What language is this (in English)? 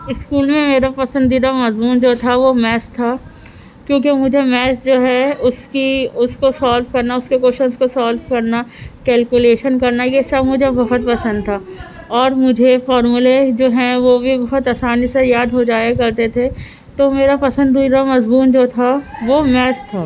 Urdu